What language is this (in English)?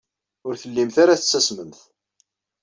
Kabyle